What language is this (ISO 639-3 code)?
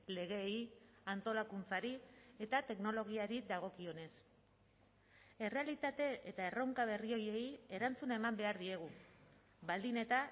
eus